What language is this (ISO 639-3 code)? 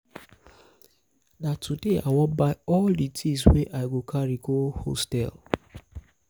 pcm